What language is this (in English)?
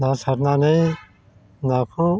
Bodo